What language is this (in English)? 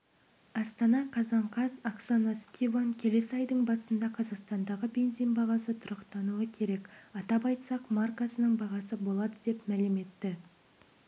Kazakh